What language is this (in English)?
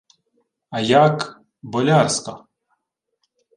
Ukrainian